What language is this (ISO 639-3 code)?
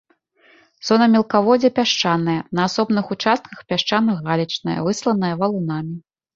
bel